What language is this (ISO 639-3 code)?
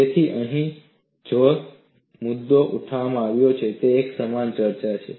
guj